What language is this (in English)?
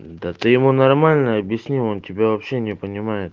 Russian